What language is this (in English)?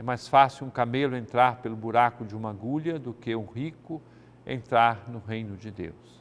Portuguese